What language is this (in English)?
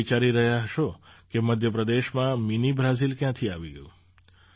Gujarati